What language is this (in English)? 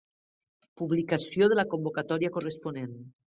Catalan